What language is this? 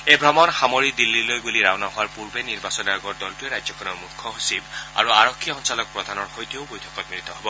Assamese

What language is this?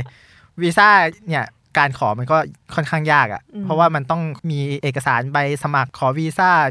Thai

